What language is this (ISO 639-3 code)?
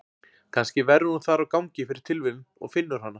isl